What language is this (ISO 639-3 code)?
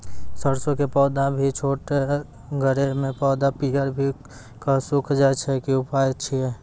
mai